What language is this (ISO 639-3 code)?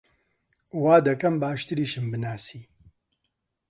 ckb